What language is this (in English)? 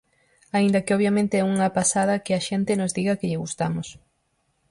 Galician